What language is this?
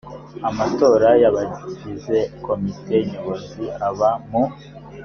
Kinyarwanda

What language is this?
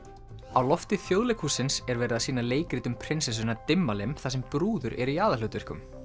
Icelandic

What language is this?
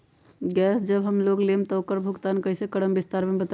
Magahi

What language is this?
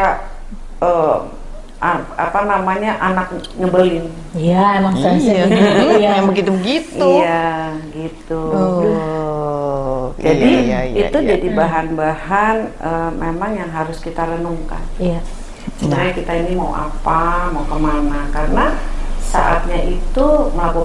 Indonesian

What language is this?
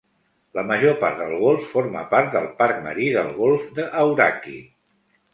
Catalan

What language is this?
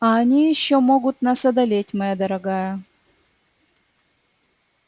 Russian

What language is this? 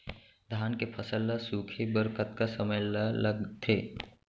Chhattisgarhi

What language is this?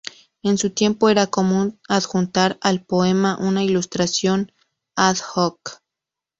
Spanish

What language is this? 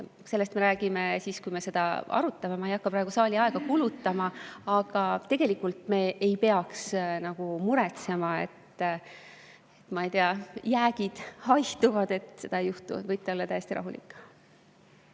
Estonian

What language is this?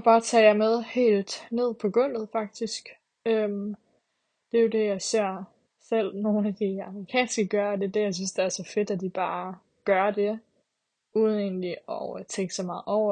Danish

